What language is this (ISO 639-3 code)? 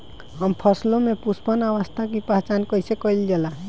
bho